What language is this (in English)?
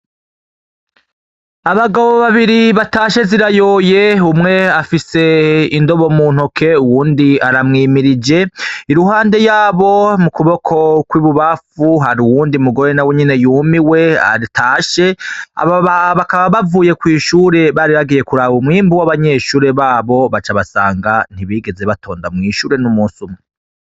Rundi